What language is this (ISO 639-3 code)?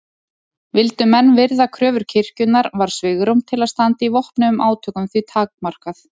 isl